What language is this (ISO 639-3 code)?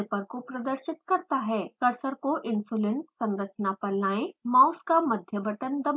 hin